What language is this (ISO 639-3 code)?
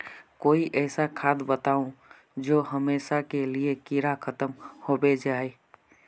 mag